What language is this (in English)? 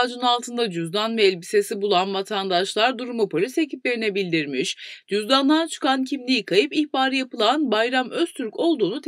Turkish